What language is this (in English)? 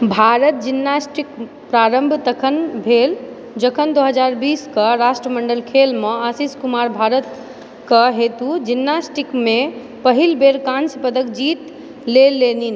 Maithili